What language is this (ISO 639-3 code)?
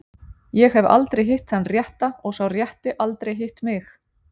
isl